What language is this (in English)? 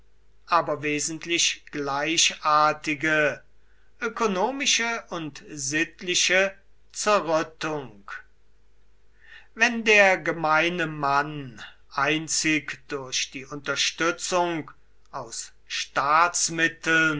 German